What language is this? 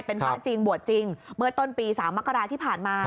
Thai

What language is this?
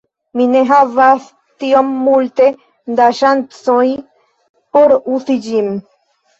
Esperanto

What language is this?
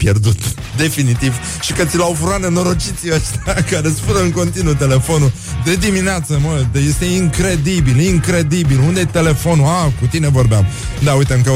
Romanian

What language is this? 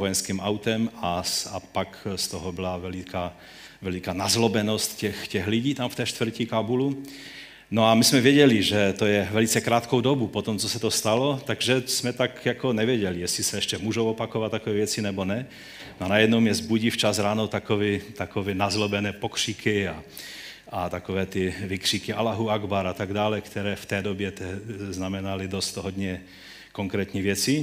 Czech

